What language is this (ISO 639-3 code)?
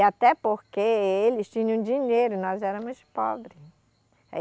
por